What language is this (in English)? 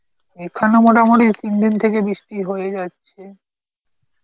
Bangla